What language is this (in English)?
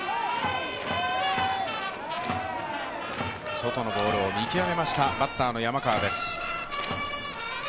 Japanese